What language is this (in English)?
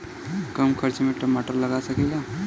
Bhojpuri